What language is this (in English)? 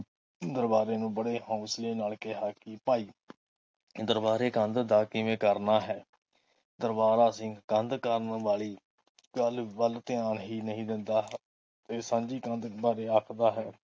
Punjabi